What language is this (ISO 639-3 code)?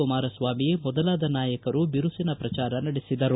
kan